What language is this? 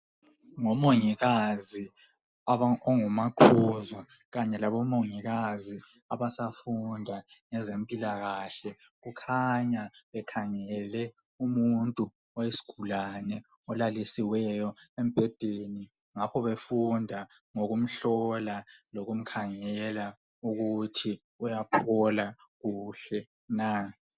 North Ndebele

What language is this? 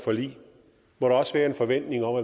Danish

